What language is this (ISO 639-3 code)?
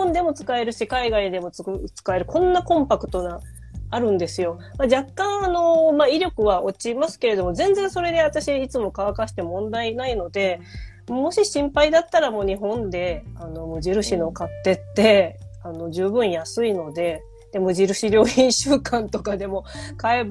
jpn